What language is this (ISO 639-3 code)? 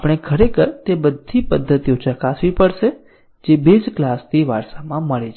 guj